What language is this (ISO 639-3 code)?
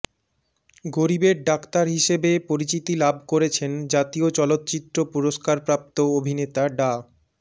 ben